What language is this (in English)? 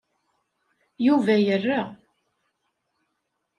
Kabyle